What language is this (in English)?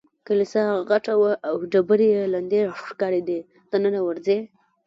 Pashto